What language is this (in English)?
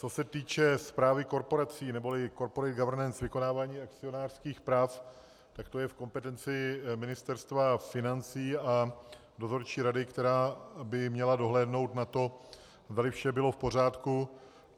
Czech